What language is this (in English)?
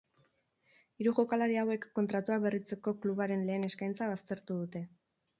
Basque